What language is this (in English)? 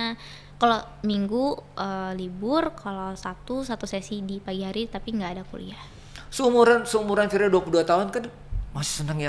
Indonesian